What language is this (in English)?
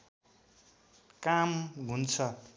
Nepali